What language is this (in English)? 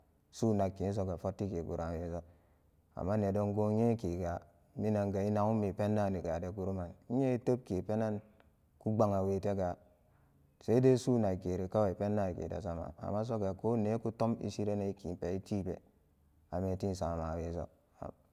Samba Daka